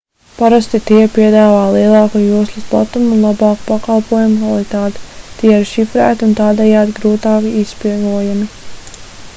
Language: Latvian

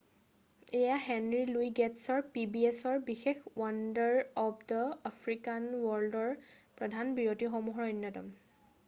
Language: Assamese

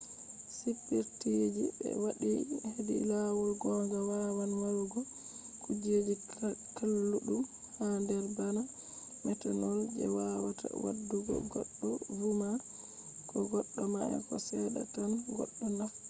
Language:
Fula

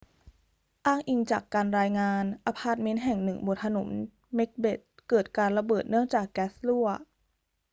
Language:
Thai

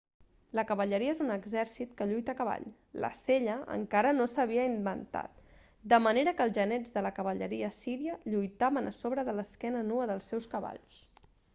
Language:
Catalan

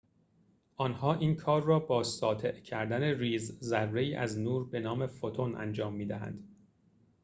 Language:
Persian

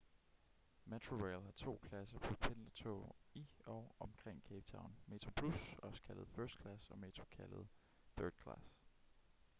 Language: Danish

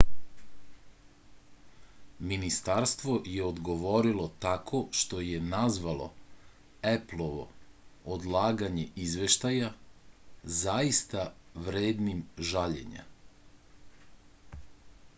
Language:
Serbian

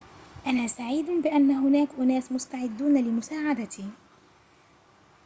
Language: Arabic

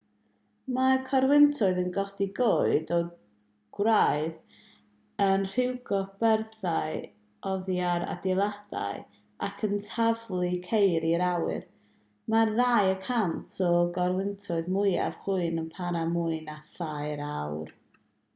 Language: Welsh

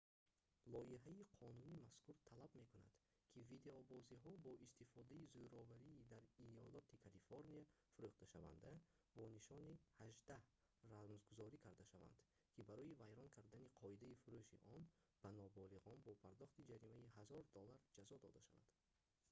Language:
Tajik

